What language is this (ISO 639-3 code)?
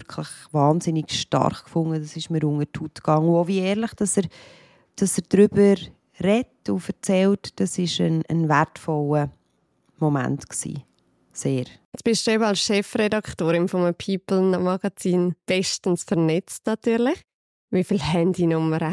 deu